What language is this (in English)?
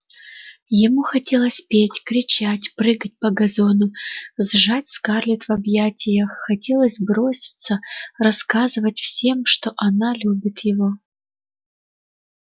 Russian